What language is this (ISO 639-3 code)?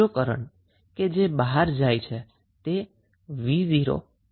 guj